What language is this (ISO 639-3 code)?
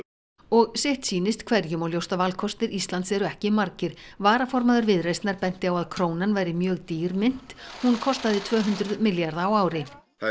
isl